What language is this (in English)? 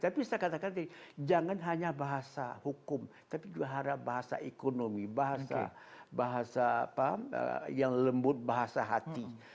Indonesian